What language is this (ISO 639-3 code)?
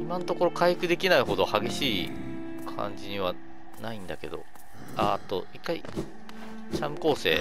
jpn